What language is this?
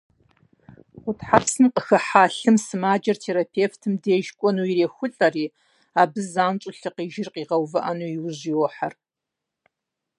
Kabardian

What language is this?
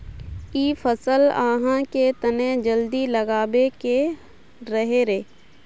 Magahi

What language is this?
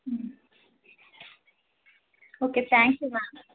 Kannada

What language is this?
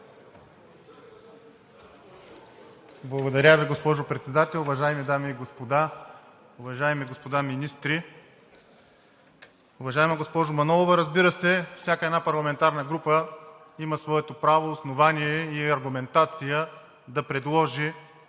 Bulgarian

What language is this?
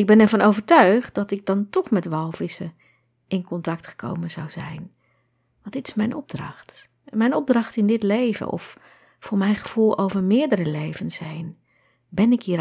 Dutch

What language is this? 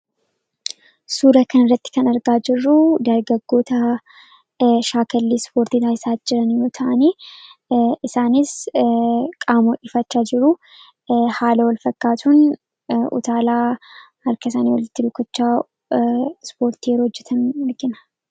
Oromo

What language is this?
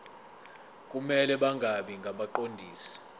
Zulu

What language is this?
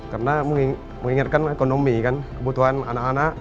Indonesian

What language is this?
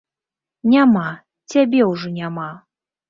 Belarusian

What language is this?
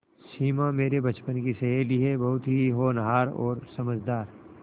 Hindi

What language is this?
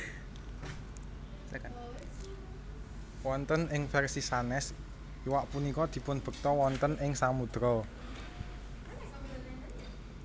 Javanese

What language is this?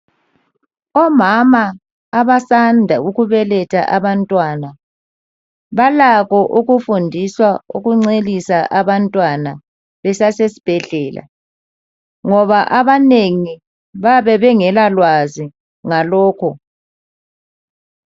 North Ndebele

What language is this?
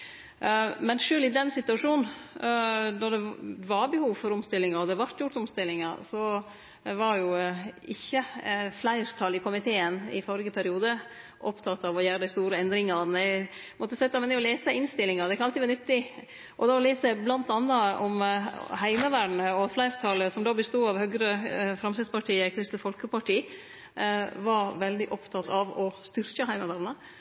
Norwegian Nynorsk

